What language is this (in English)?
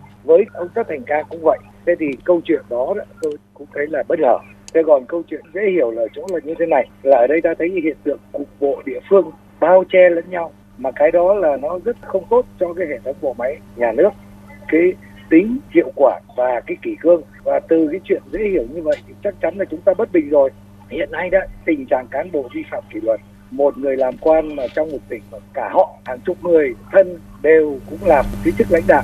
Vietnamese